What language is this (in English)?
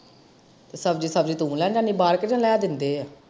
Punjabi